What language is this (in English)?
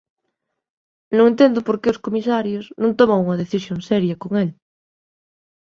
Galician